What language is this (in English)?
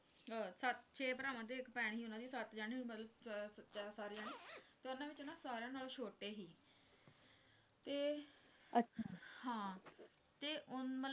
Punjabi